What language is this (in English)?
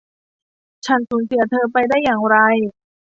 Thai